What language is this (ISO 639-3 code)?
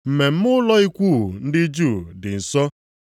ibo